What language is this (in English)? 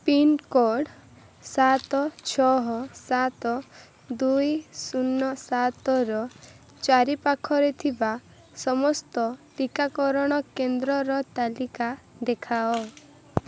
Odia